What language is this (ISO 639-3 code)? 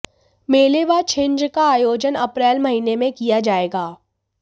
hin